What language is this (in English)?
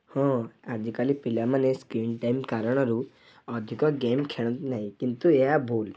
Odia